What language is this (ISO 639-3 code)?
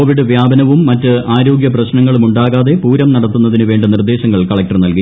mal